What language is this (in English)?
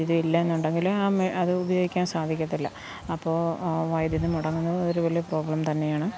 Malayalam